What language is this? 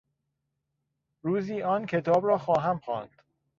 Persian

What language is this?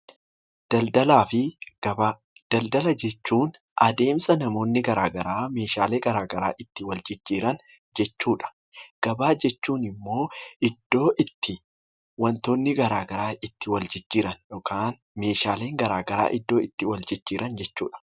Oromo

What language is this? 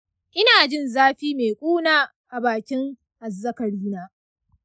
Hausa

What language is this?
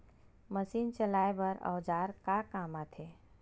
Chhattisgarhi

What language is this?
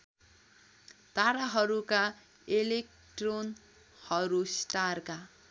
Nepali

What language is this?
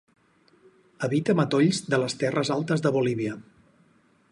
Catalan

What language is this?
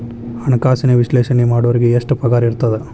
Kannada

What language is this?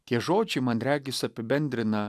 Lithuanian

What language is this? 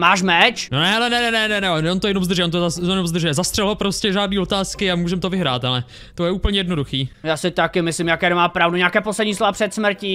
Czech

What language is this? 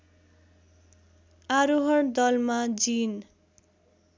Nepali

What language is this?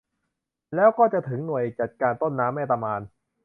Thai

